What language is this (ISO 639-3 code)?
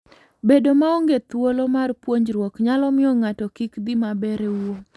luo